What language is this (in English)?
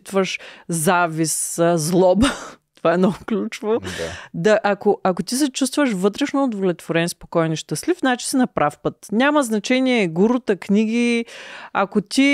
Bulgarian